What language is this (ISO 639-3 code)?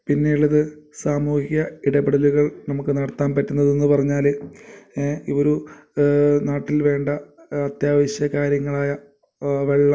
mal